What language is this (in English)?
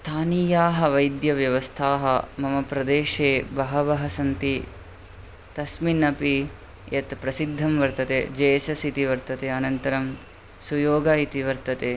Sanskrit